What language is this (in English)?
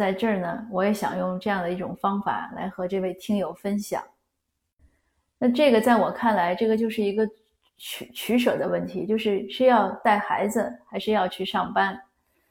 Chinese